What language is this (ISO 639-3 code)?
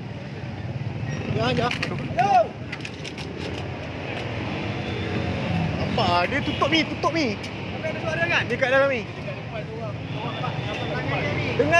msa